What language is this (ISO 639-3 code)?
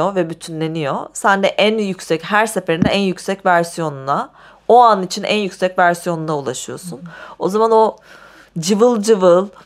tur